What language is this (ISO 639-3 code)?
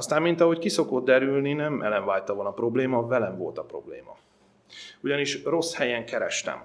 hun